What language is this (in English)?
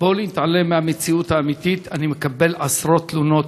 Hebrew